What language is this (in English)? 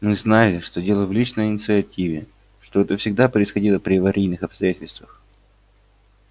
Russian